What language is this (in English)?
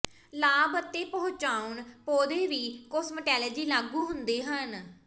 Punjabi